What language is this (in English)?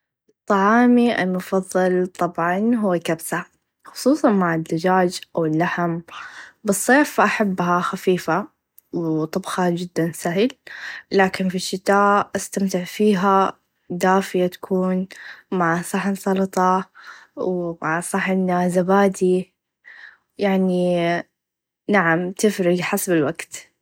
Najdi Arabic